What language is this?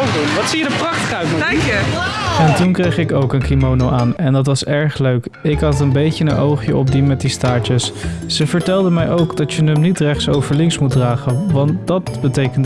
Dutch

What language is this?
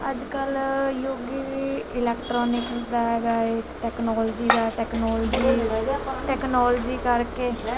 Punjabi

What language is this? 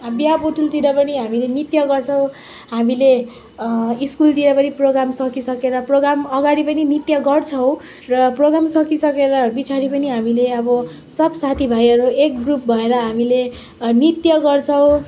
Nepali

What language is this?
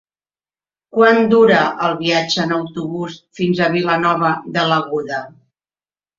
Catalan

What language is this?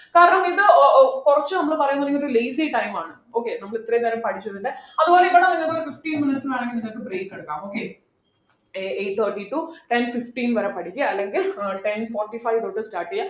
Malayalam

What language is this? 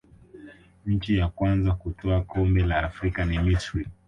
Swahili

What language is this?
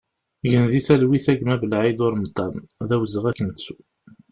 Kabyle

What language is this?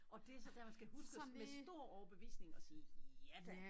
Danish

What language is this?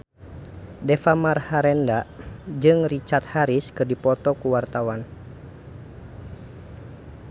Sundanese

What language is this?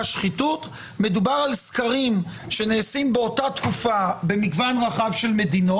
Hebrew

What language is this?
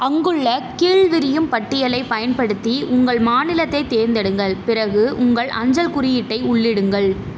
Tamil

